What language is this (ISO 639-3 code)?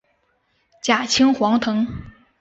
zho